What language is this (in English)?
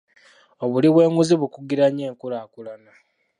Ganda